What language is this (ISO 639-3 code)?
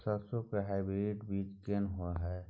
mai